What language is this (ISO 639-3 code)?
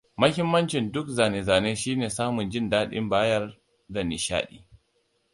hau